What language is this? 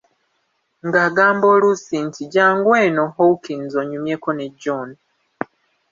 Ganda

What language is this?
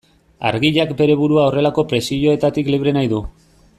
Basque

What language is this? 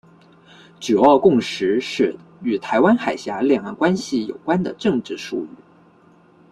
Chinese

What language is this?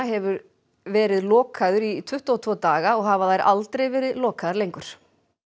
Icelandic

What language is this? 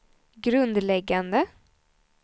Swedish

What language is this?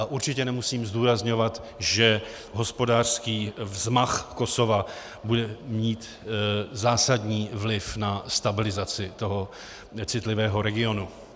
Czech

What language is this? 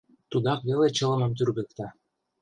Mari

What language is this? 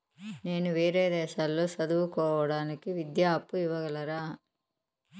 Telugu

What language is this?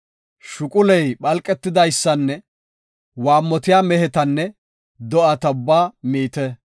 Gofa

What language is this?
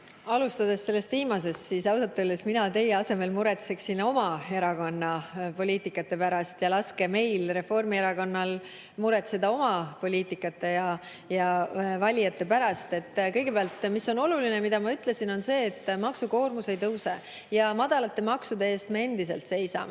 Estonian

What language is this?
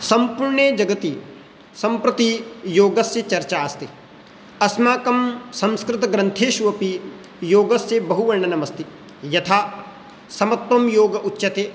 Sanskrit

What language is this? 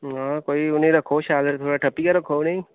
Dogri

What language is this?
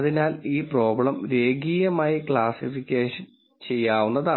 Malayalam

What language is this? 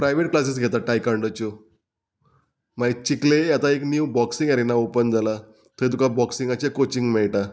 Konkani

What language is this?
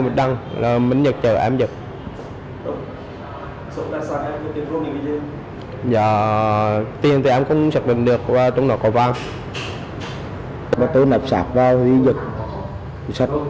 Vietnamese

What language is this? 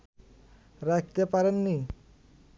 Bangla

